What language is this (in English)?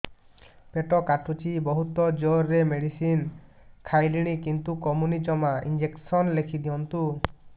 Odia